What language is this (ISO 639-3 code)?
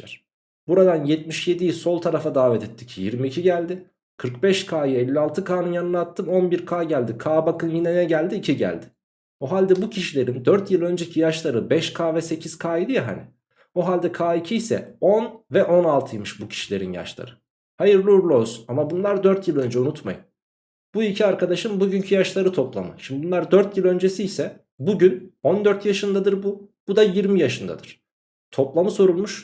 tur